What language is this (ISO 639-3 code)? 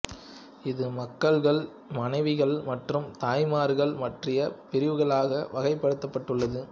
tam